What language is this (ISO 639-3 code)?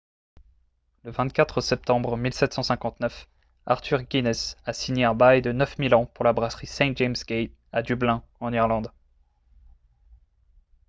fra